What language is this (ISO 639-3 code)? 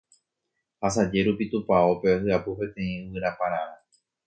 grn